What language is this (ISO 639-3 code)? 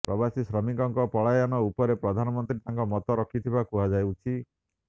ori